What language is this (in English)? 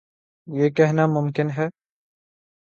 Urdu